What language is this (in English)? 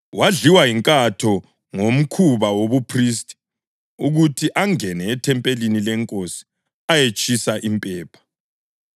North Ndebele